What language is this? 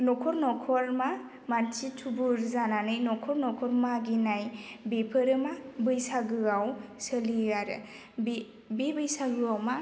Bodo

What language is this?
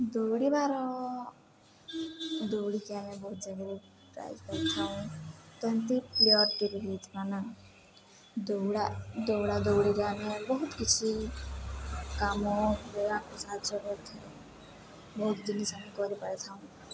Odia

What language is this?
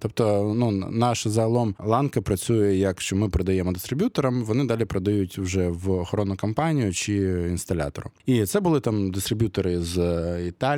Ukrainian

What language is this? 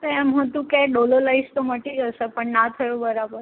Gujarati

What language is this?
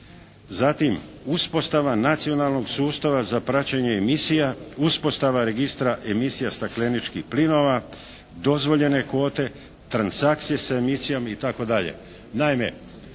Croatian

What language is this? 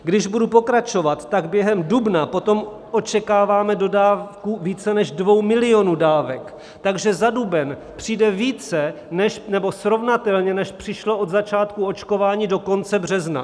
Czech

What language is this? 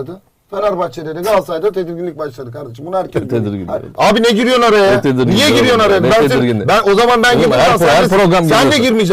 Turkish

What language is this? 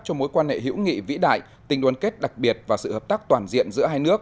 Vietnamese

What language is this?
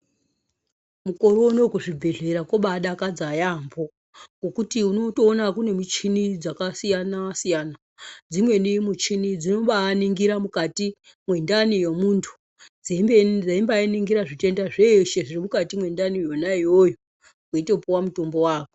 Ndau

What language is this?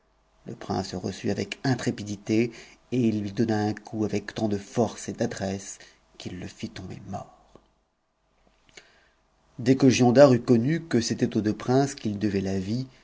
French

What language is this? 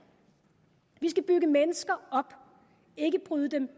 Danish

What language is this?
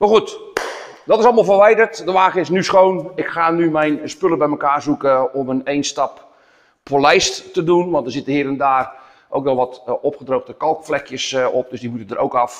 Dutch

